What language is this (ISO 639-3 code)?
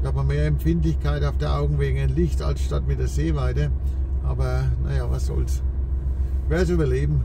deu